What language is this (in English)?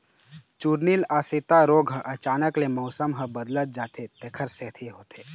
Chhattisgarhi